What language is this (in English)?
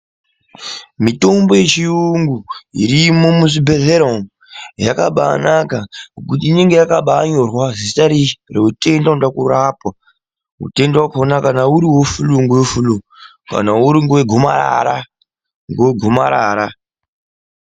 Ndau